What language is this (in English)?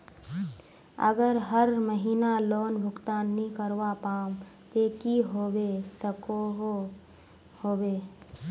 Magahi